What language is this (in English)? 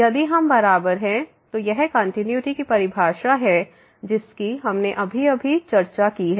Hindi